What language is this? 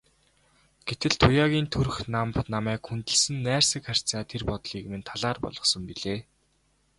Mongolian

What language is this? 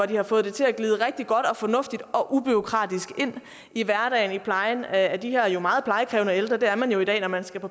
Danish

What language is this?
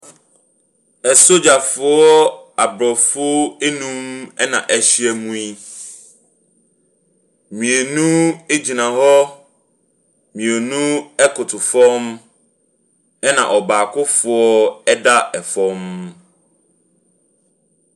Akan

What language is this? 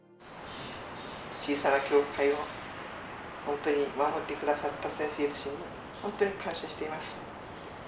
Japanese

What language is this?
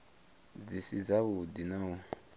Venda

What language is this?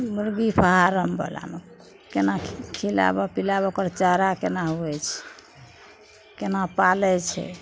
Maithili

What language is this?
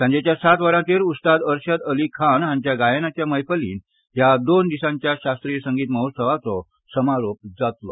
Konkani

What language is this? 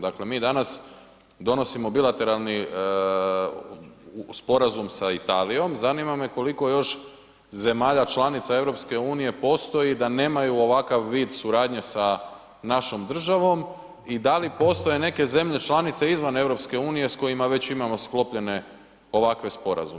Croatian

